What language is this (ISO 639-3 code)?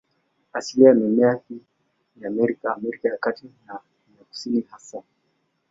swa